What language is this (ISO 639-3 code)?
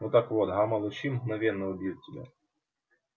rus